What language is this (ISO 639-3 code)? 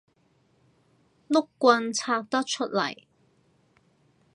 yue